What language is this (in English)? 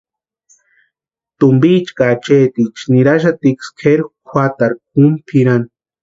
Western Highland Purepecha